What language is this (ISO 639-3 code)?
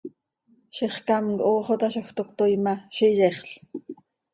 sei